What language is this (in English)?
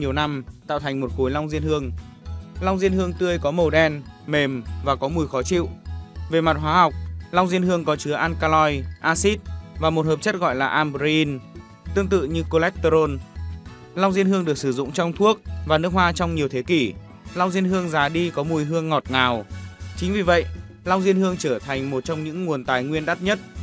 Vietnamese